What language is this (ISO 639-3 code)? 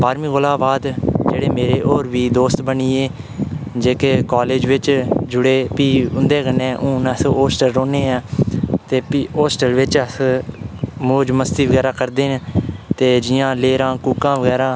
doi